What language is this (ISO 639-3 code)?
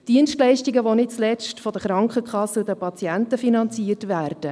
gsw